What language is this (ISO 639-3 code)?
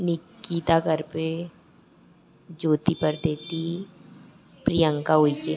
hin